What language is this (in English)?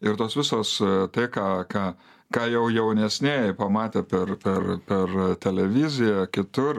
Lithuanian